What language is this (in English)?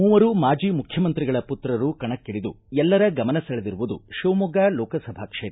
Kannada